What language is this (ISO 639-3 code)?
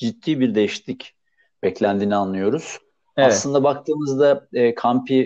tur